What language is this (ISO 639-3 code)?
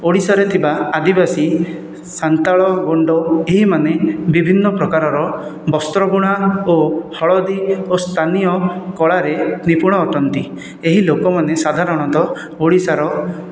ori